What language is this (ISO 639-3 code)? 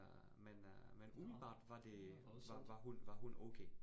dan